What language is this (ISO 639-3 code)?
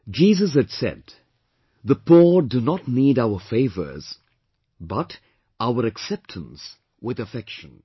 eng